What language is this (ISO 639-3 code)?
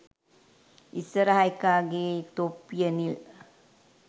sin